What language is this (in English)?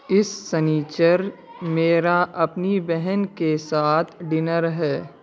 Urdu